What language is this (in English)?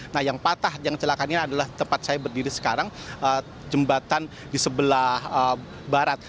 Indonesian